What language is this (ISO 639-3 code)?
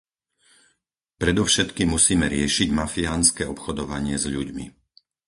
slk